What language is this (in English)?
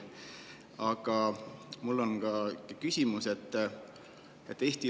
Estonian